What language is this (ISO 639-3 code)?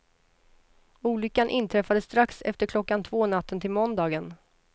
swe